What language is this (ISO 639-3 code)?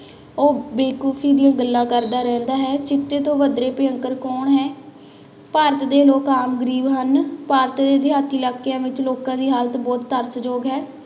pan